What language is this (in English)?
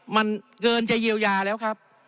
Thai